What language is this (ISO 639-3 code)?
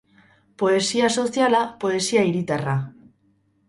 eus